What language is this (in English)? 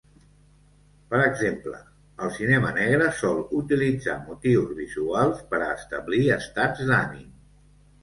Catalan